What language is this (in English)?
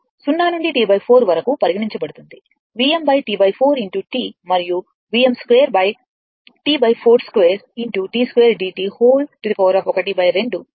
Telugu